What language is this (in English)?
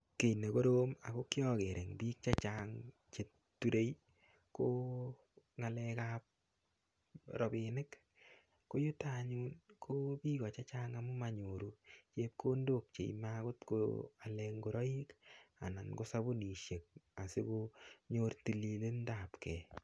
Kalenjin